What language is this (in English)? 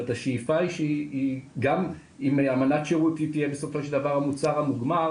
Hebrew